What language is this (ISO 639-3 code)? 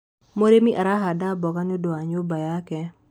kik